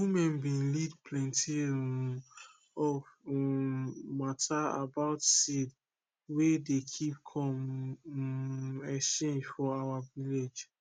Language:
Nigerian Pidgin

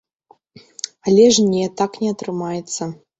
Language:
Belarusian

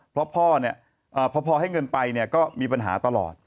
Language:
Thai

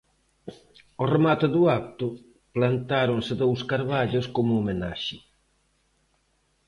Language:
Galician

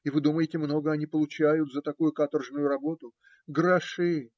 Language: Russian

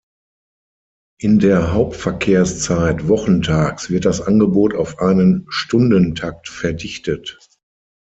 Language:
German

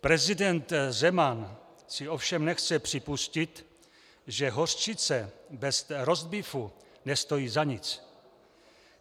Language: Czech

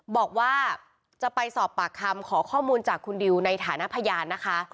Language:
Thai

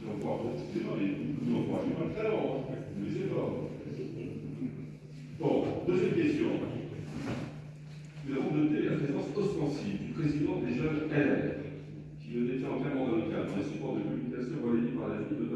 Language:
French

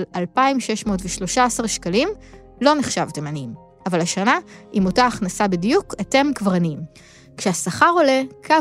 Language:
Hebrew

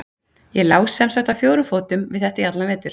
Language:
Icelandic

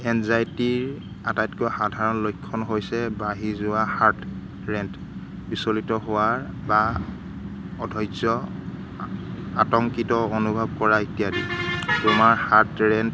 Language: Assamese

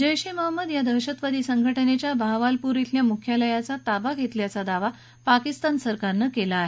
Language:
Marathi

